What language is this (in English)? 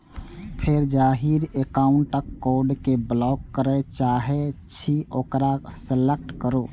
Maithili